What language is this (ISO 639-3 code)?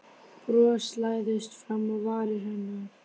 isl